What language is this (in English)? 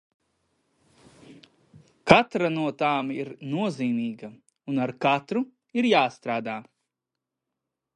Latvian